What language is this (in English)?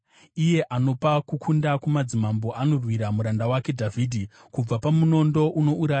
Shona